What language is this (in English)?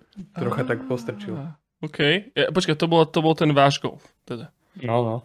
Slovak